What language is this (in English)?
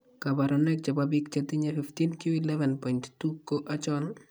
Kalenjin